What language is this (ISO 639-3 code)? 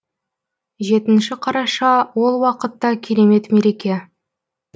kaz